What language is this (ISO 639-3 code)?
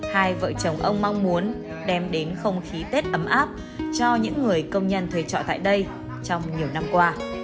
vie